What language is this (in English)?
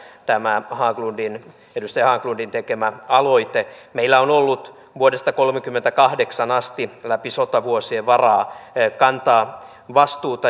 Finnish